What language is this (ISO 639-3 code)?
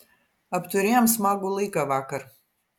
lit